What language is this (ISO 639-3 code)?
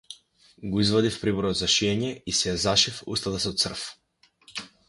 mkd